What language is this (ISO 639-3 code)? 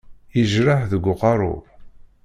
kab